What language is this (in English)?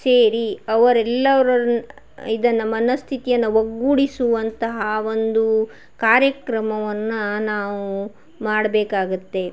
Kannada